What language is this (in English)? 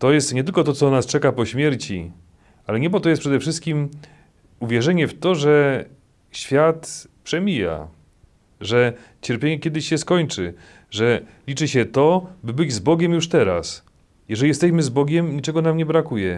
Polish